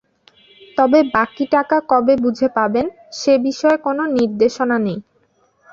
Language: Bangla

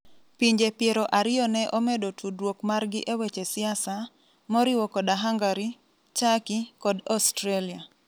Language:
Luo (Kenya and Tanzania)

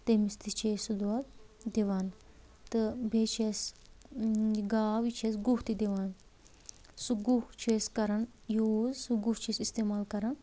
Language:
Kashmiri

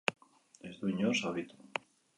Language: Basque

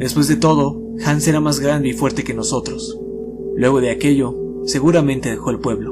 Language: Spanish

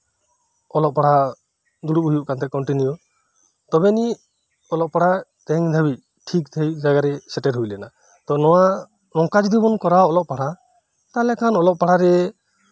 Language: Santali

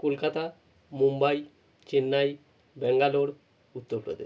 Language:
Bangla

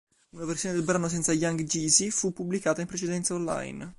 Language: Italian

